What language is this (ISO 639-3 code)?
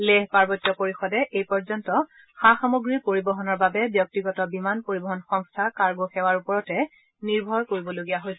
asm